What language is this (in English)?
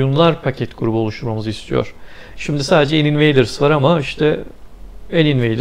Turkish